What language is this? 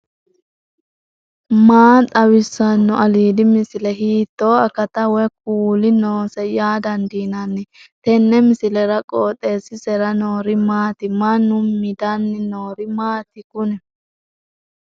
Sidamo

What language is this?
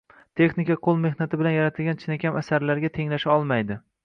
Uzbek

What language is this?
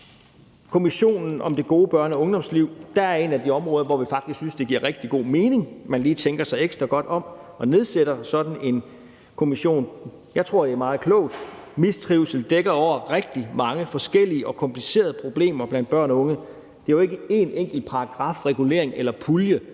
Danish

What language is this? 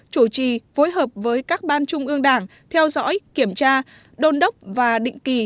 Vietnamese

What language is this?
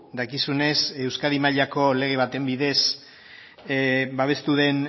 Basque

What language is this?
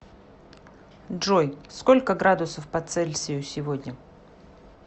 Russian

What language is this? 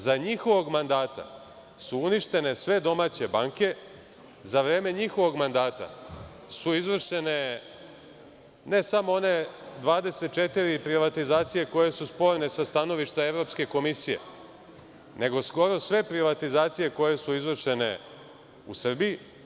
Serbian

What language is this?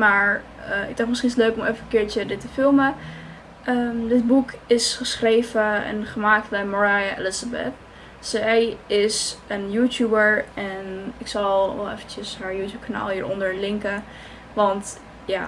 Dutch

